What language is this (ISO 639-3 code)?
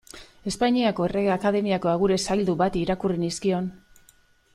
eus